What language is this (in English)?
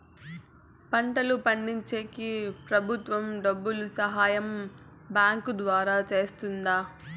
Telugu